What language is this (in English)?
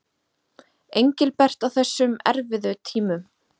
Icelandic